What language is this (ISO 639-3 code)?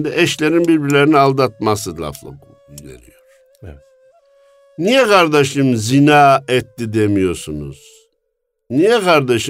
tur